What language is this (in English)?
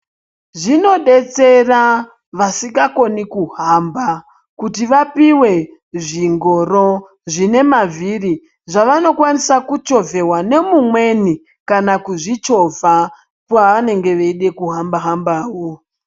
Ndau